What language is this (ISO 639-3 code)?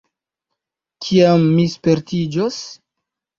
epo